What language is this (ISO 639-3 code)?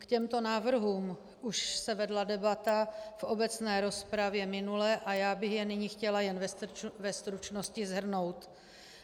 ces